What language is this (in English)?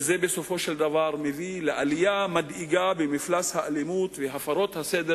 Hebrew